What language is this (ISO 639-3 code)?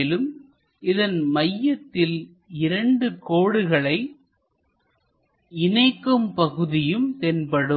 tam